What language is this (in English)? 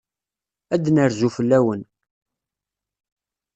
Kabyle